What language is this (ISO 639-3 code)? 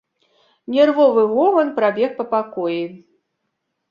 bel